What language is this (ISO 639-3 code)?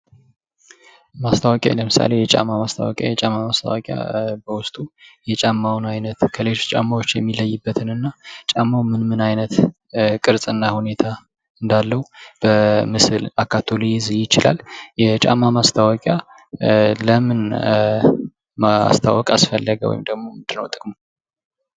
amh